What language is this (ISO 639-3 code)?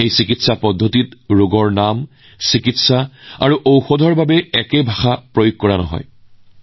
asm